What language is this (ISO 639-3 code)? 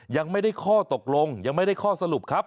tha